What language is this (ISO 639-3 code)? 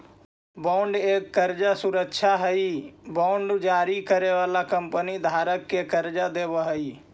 mag